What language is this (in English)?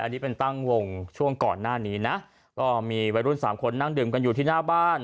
Thai